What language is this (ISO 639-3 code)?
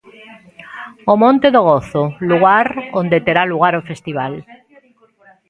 glg